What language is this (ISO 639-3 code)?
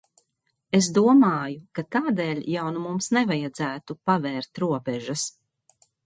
lav